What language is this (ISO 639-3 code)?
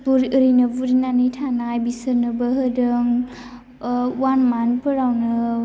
brx